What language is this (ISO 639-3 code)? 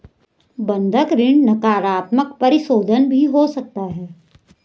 hin